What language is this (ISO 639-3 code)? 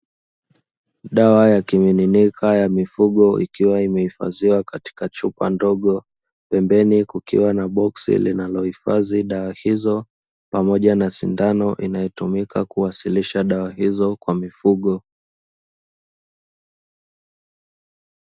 swa